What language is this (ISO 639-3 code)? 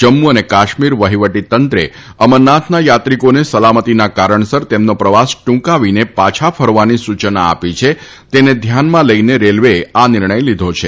guj